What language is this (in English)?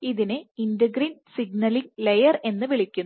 Malayalam